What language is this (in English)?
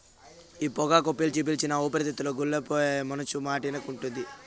Telugu